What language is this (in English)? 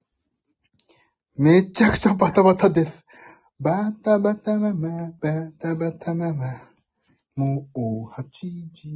Japanese